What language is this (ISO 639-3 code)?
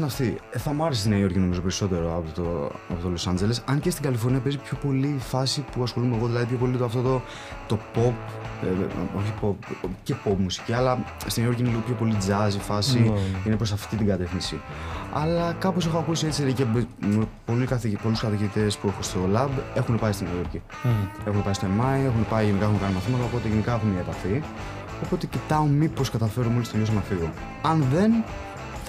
ell